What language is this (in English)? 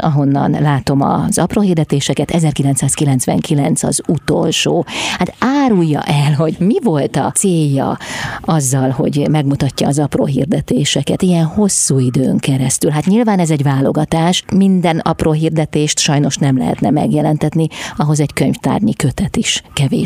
Hungarian